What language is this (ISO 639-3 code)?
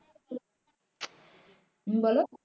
ben